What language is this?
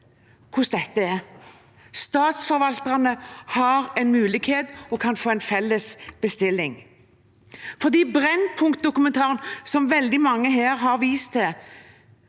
Norwegian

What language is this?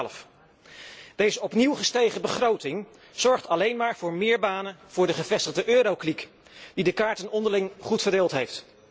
Dutch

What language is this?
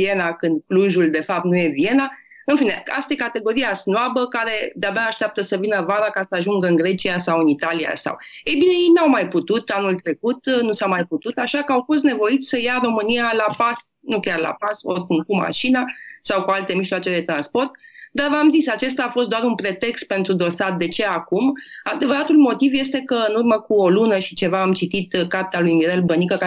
Romanian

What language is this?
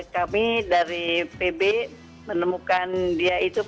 Indonesian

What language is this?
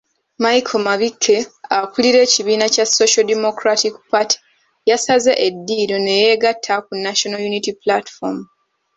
Ganda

